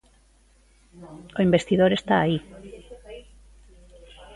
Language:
Galician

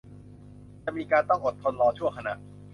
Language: Thai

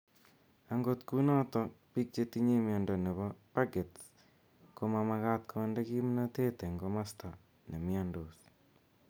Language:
Kalenjin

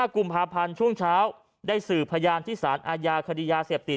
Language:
Thai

